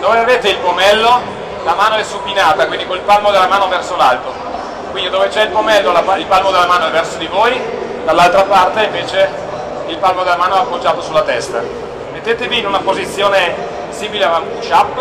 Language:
Italian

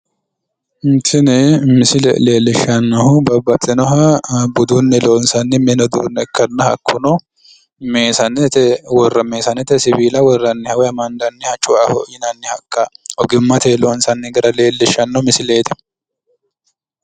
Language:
Sidamo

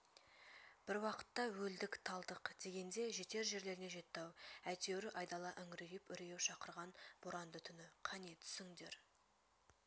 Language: Kazakh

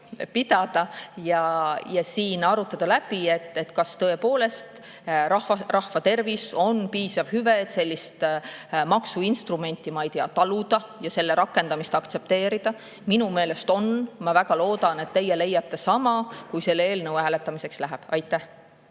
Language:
Estonian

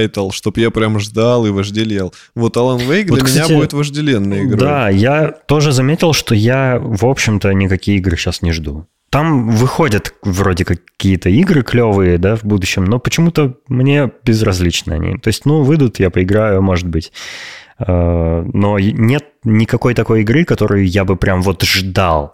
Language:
Russian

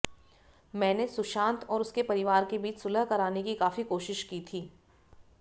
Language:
Hindi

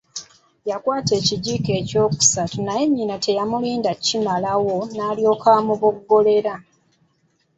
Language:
Ganda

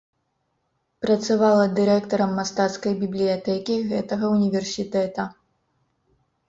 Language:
Belarusian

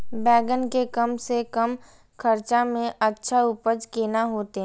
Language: Maithili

